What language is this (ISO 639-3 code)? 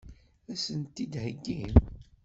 kab